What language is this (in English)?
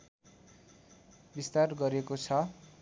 Nepali